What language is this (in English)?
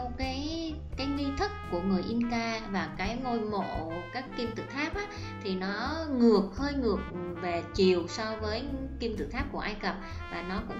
Vietnamese